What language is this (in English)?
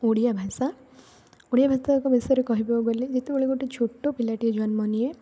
Odia